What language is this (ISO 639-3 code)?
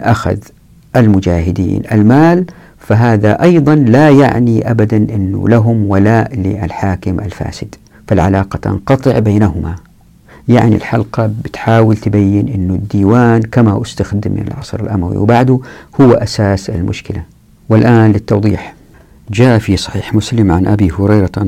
ara